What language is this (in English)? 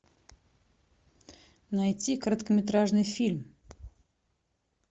Russian